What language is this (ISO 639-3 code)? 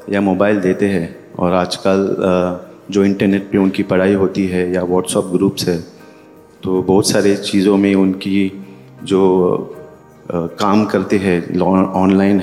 guj